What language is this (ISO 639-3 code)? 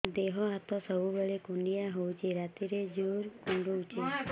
ori